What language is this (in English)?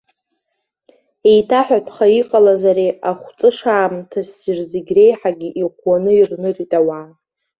Abkhazian